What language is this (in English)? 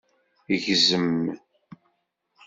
Kabyle